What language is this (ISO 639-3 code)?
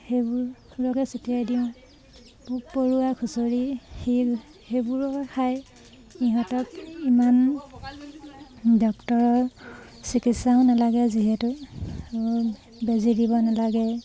asm